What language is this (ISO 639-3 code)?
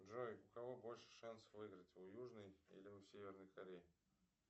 rus